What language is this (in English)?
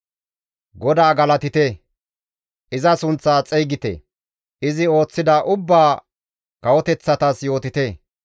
Gamo